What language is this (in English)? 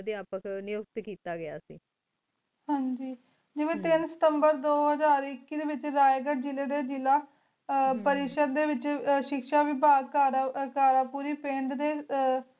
Punjabi